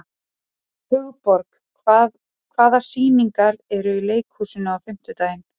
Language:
Icelandic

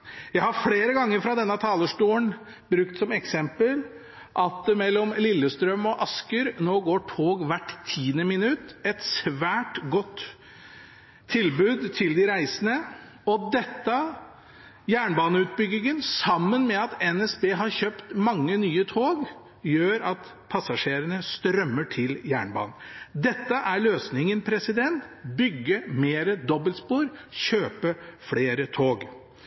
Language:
Norwegian Bokmål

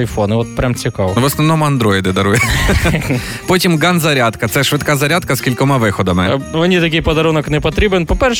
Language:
Ukrainian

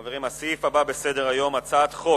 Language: Hebrew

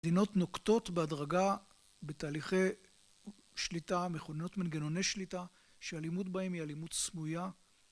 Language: Hebrew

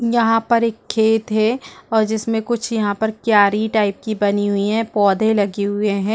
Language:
Hindi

